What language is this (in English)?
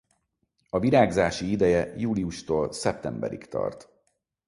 Hungarian